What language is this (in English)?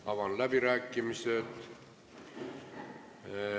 Estonian